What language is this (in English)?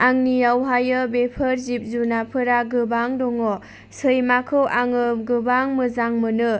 Bodo